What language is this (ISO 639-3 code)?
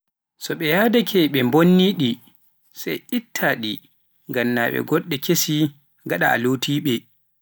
fuf